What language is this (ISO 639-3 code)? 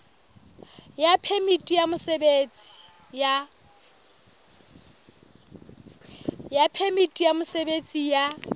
sot